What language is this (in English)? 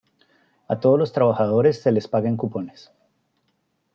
Spanish